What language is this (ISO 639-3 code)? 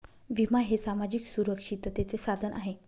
mar